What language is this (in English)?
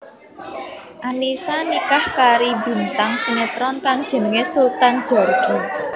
Javanese